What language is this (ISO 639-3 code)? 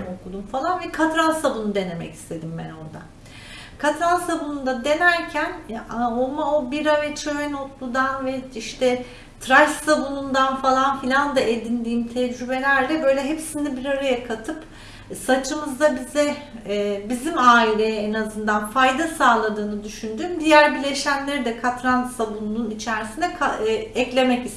tur